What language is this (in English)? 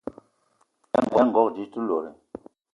Eton (Cameroon)